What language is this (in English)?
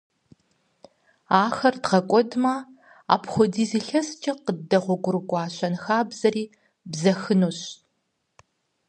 Kabardian